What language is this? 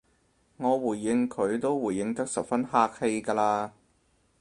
Cantonese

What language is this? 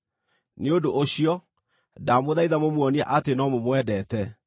Kikuyu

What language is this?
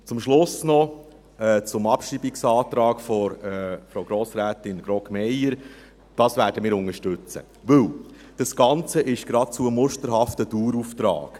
Swiss German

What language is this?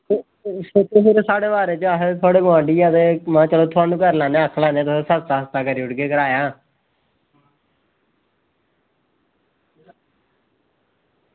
Dogri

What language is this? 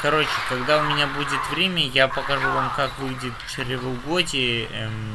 Russian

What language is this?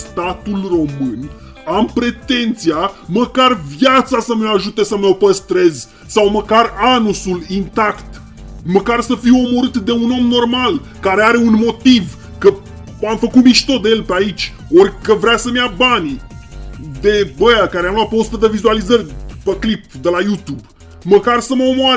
Romanian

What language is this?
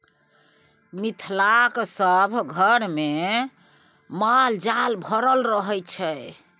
Maithili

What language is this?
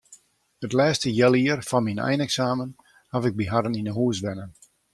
Western Frisian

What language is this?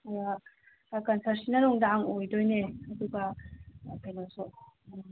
Manipuri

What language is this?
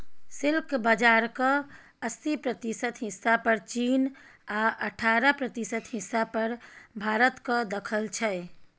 Maithili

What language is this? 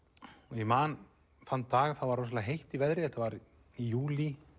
Icelandic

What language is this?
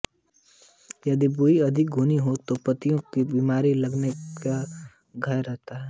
Hindi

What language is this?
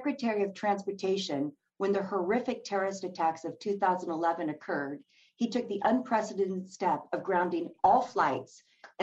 English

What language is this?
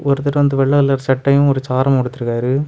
Tamil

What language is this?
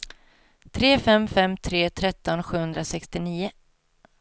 Swedish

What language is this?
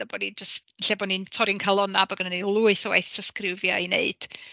Welsh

